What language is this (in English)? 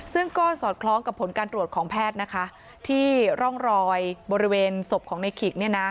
Thai